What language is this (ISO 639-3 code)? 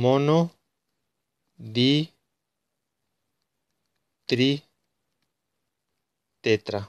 spa